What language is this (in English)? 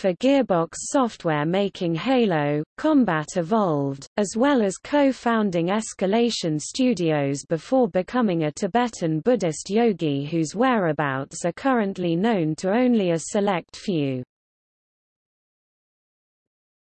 English